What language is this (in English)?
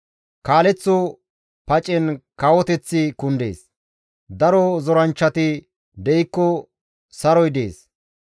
Gamo